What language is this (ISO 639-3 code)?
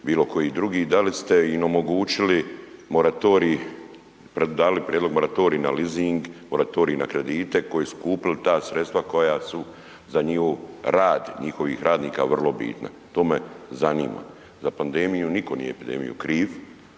hrv